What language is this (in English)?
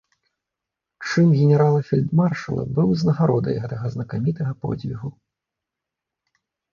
Belarusian